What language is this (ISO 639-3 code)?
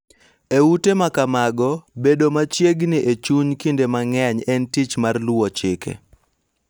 luo